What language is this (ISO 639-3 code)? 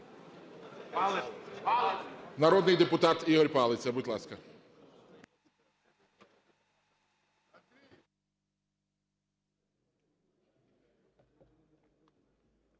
ukr